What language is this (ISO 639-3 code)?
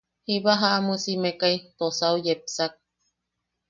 yaq